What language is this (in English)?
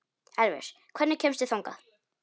Icelandic